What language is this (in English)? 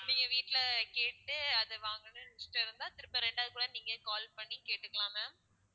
Tamil